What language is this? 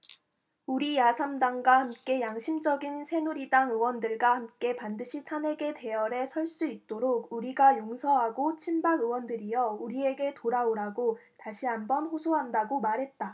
Korean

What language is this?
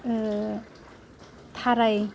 Bodo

